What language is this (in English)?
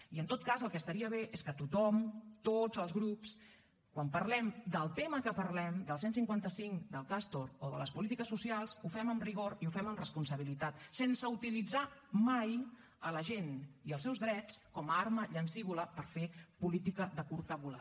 Catalan